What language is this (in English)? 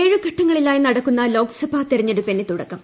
Malayalam